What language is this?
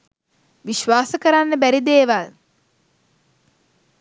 Sinhala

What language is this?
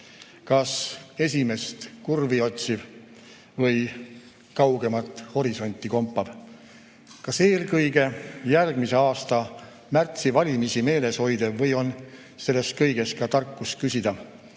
Estonian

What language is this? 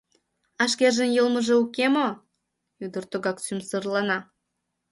Mari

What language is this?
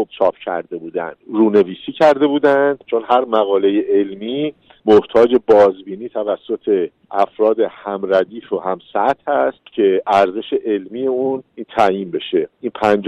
Persian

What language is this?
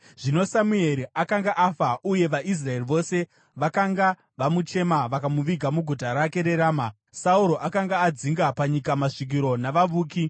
Shona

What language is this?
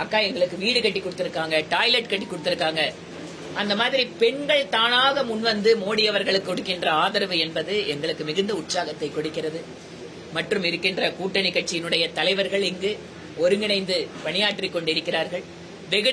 Tamil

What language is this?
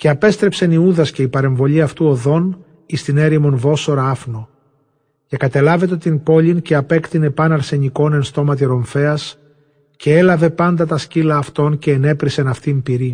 Greek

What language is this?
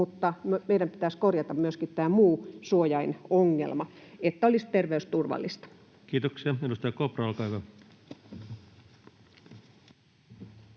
Finnish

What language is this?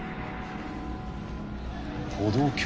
Japanese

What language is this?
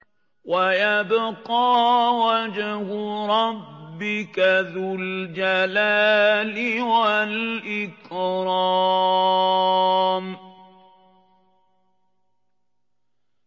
Arabic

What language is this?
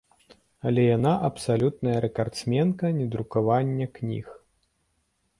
Belarusian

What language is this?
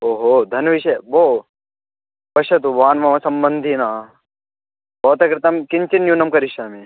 Sanskrit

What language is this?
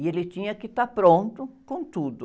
Portuguese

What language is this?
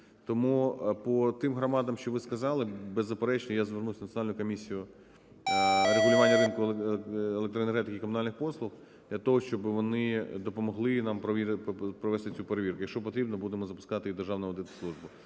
Ukrainian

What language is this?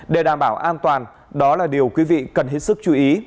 Vietnamese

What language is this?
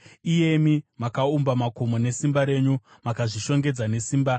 Shona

